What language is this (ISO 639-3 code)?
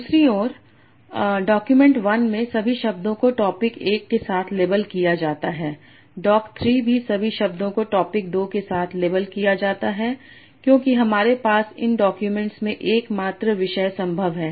hin